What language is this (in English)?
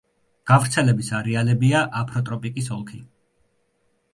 Georgian